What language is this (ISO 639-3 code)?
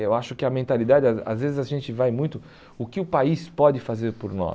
por